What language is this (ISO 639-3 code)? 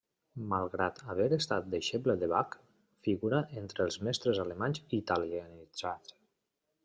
cat